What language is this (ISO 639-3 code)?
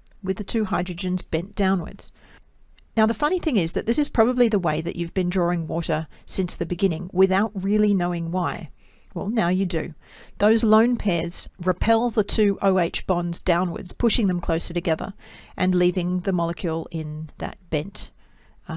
eng